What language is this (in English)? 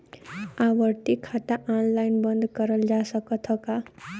Bhojpuri